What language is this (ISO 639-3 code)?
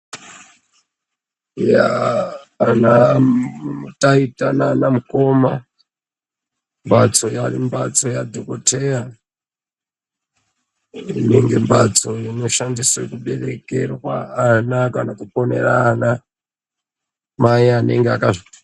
ndc